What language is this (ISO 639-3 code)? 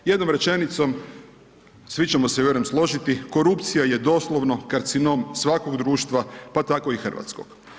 hrv